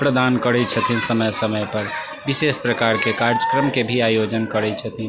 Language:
Maithili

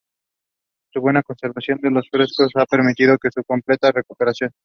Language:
Spanish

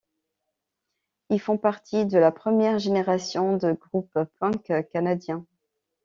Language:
French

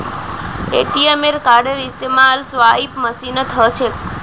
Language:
Magahi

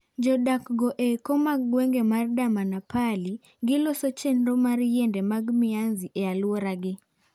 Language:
Luo (Kenya and Tanzania)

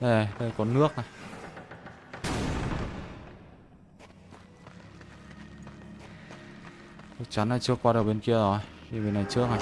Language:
Vietnamese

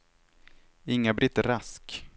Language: Swedish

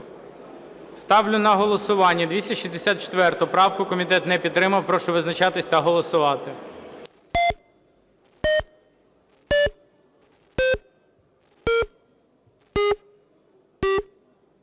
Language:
Ukrainian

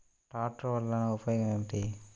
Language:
Telugu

